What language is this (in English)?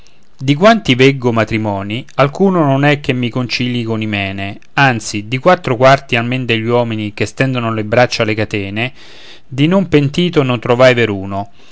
Italian